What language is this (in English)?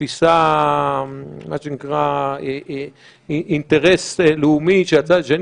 Hebrew